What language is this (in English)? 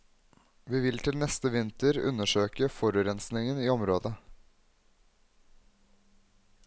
Norwegian